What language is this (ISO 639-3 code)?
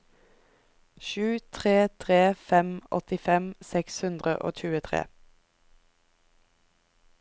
nor